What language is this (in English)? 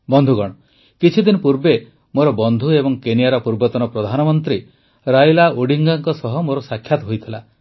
Odia